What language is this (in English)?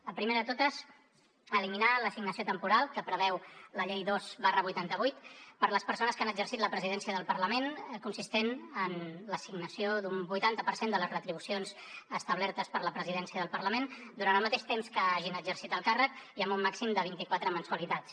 Catalan